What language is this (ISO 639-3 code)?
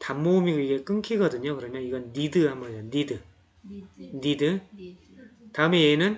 kor